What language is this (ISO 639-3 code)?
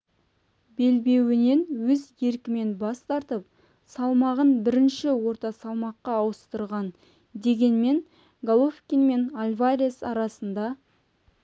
kaz